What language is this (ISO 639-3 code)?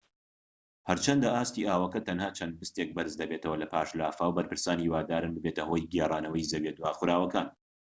ckb